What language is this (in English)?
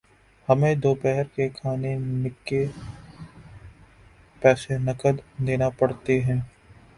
Urdu